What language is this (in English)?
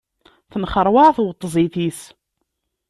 Kabyle